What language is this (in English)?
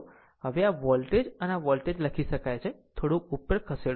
Gujarati